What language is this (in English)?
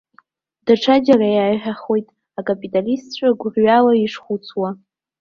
Abkhazian